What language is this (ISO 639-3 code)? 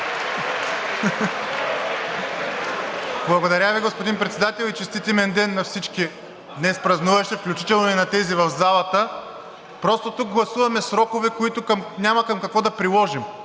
bul